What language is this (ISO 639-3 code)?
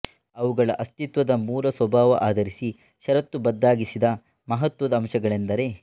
kan